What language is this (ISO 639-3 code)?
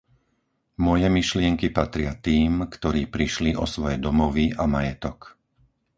slk